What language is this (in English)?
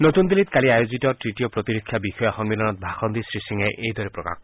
Assamese